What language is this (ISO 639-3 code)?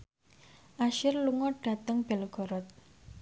jav